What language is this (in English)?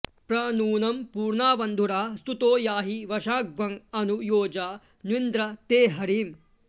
Sanskrit